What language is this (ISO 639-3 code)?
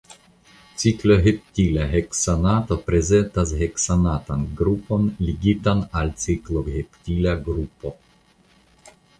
epo